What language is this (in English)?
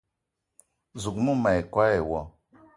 Eton (Cameroon)